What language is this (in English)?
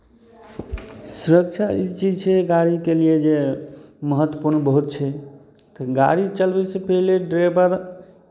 Maithili